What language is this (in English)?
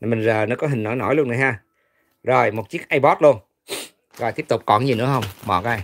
Vietnamese